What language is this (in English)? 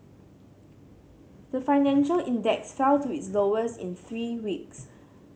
English